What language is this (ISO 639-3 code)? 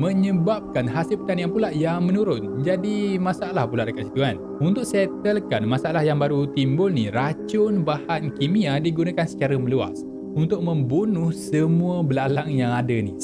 msa